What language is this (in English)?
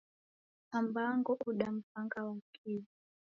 Taita